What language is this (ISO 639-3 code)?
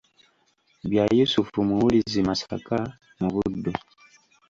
lug